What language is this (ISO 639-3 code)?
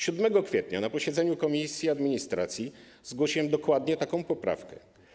pol